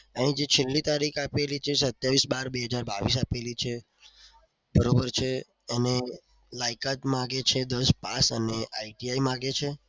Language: Gujarati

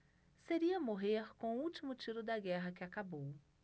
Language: Portuguese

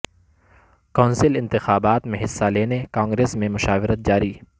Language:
Urdu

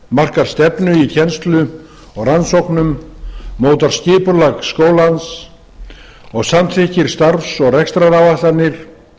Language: Icelandic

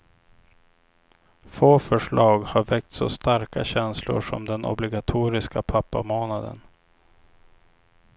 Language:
Swedish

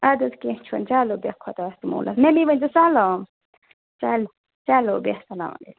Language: Kashmiri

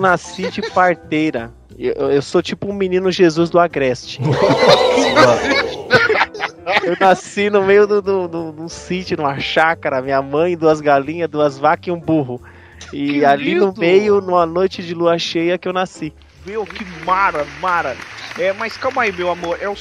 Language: Portuguese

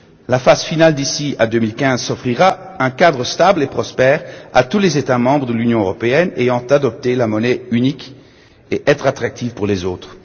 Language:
French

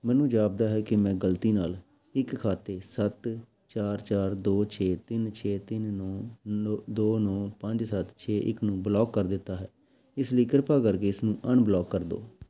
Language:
Punjabi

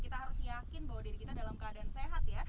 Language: Indonesian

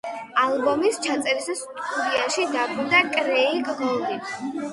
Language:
Georgian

